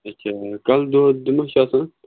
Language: Kashmiri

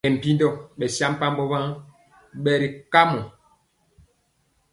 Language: Mpiemo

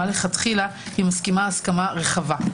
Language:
Hebrew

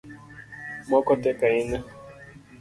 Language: Luo (Kenya and Tanzania)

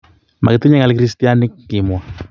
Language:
Kalenjin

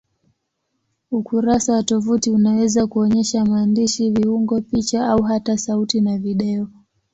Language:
Swahili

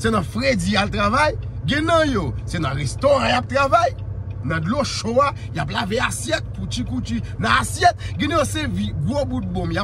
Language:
French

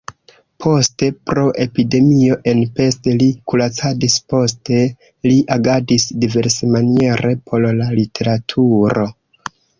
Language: Esperanto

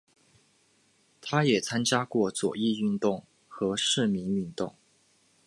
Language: Chinese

